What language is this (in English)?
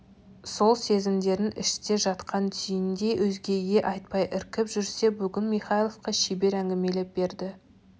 Kazakh